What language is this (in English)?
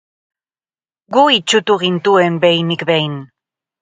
Basque